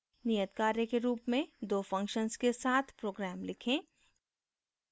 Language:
Hindi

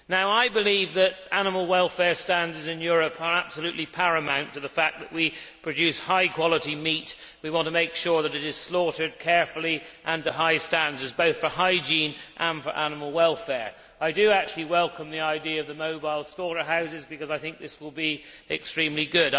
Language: English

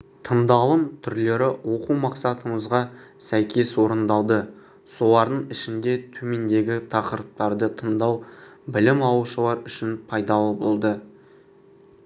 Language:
Kazakh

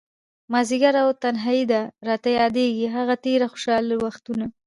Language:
Pashto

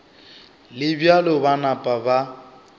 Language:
Northern Sotho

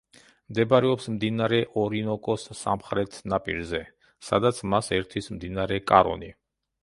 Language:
Georgian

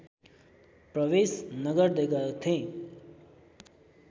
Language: Nepali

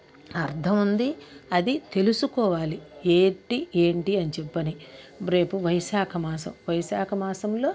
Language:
Telugu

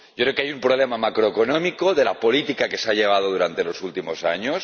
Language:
Spanish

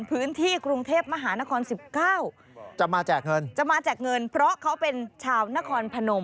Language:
Thai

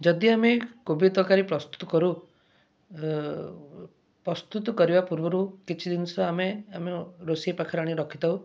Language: Odia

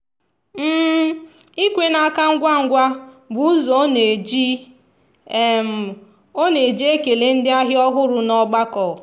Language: Igbo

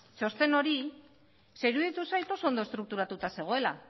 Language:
Basque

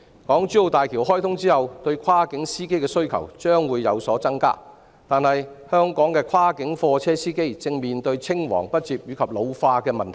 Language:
Cantonese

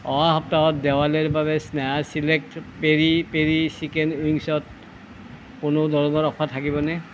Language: Assamese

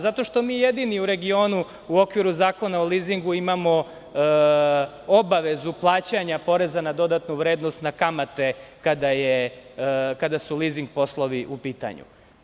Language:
Serbian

